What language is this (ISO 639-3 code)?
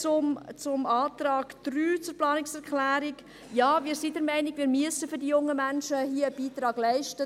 gsw